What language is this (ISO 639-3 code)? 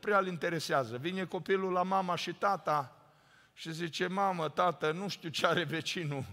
ron